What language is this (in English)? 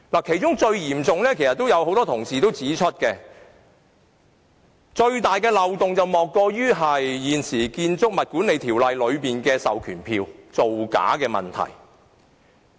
Cantonese